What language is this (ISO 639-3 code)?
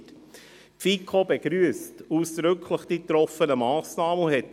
gsw